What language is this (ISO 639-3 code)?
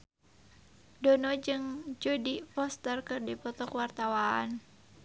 sun